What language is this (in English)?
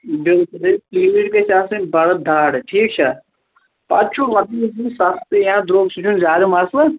Kashmiri